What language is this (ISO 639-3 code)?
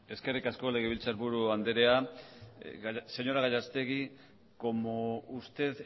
eus